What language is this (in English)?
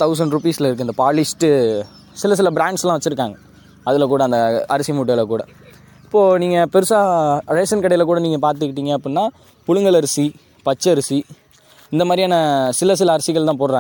Tamil